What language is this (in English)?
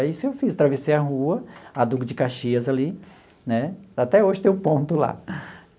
Portuguese